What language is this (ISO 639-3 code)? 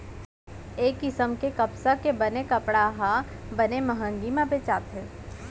hne